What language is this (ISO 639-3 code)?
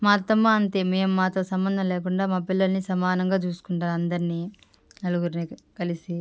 tel